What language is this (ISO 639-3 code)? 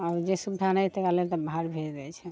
mai